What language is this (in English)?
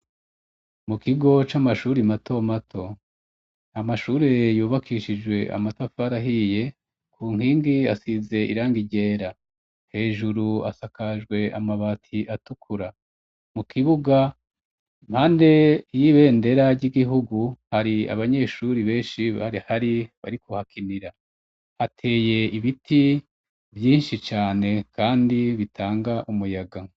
Rundi